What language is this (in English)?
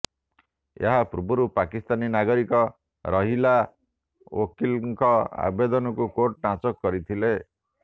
Odia